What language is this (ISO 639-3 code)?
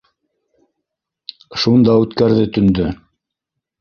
bak